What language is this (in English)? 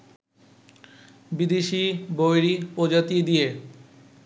Bangla